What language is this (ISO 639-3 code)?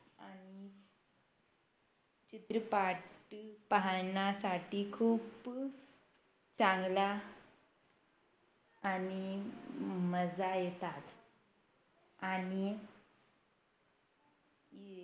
mar